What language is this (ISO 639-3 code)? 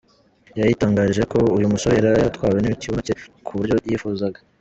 kin